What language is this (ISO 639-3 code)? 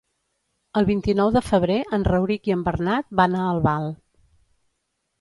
cat